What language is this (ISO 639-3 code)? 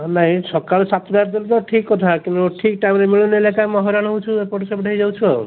ori